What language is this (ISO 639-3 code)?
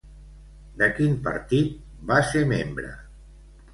cat